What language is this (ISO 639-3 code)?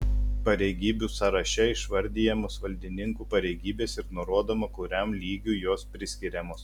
lit